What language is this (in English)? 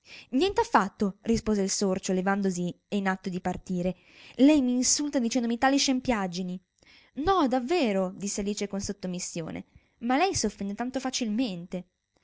Italian